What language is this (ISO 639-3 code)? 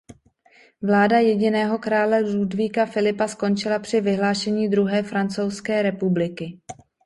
ces